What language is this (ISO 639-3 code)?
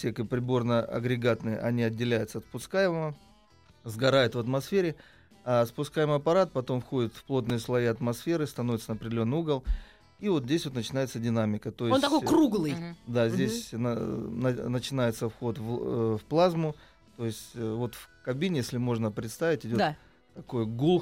rus